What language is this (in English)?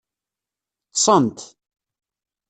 Kabyle